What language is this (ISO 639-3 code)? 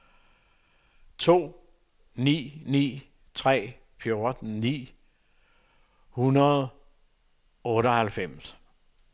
dan